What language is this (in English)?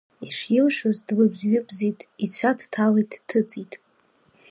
Abkhazian